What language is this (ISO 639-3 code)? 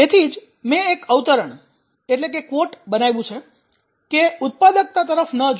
guj